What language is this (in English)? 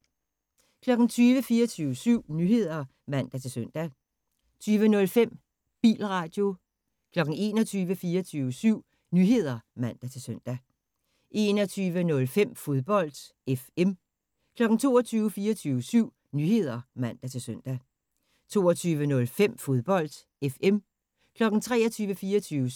Danish